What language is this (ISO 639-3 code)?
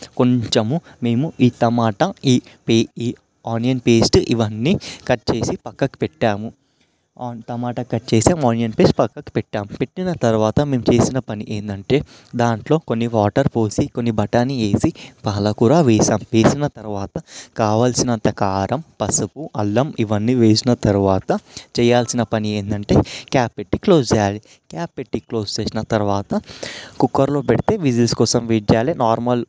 tel